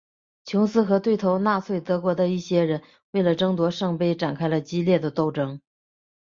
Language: Chinese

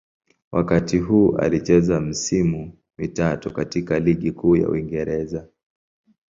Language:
Swahili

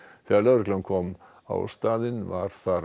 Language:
Icelandic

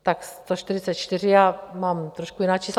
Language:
Czech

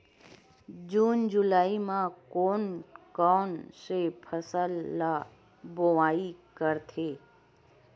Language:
Chhattisgarhi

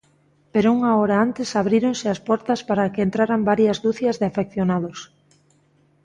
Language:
Galician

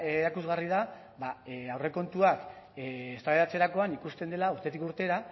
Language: Basque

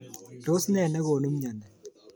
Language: Kalenjin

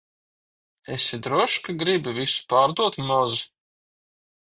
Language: Latvian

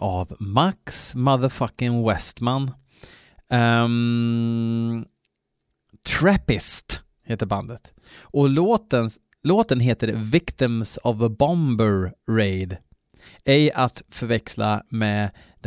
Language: Swedish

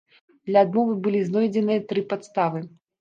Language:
Belarusian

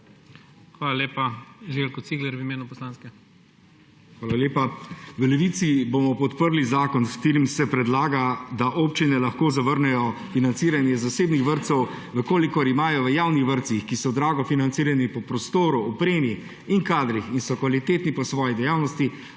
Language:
Slovenian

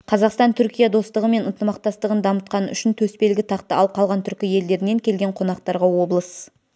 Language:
Kazakh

